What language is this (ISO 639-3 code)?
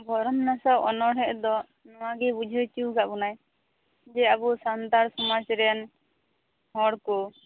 sat